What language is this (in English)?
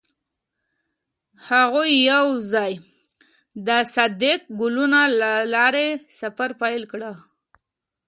Pashto